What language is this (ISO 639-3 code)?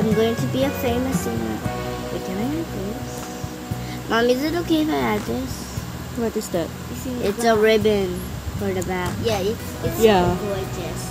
eng